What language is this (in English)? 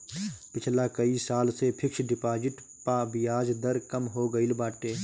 Bhojpuri